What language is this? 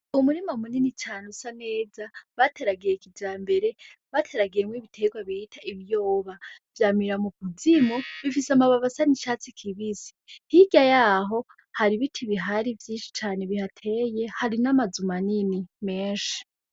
Rundi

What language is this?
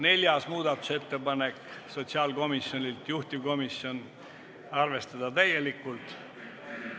Estonian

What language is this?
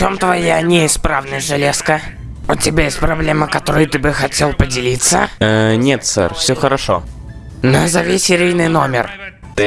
Russian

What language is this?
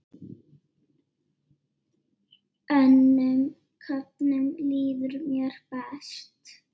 Icelandic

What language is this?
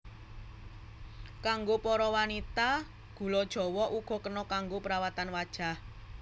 Javanese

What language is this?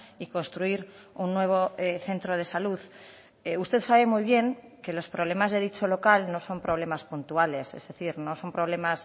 Spanish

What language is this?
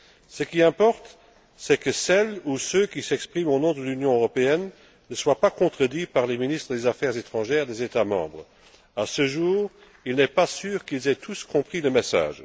French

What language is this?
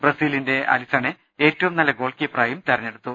Malayalam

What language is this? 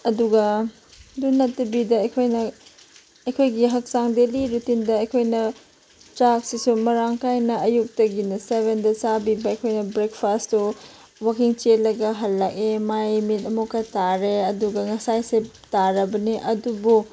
Manipuri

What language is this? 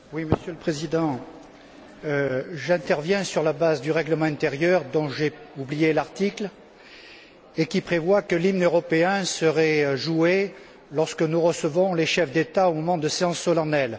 French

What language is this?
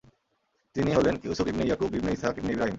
Bangla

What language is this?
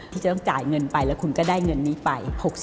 Thai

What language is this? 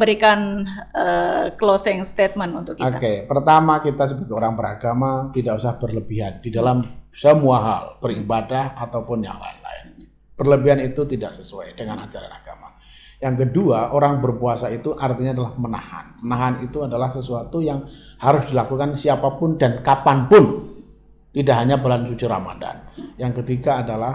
Indonesian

